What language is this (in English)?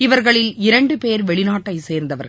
Tamil